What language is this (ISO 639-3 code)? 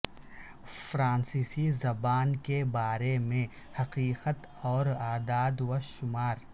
urd